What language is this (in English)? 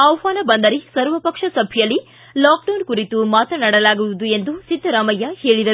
Kannada